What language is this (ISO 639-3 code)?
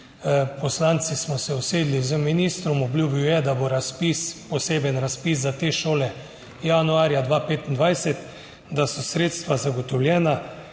slv